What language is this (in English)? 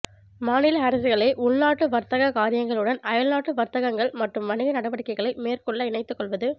Tamil